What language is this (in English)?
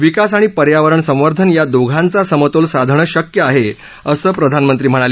Marathi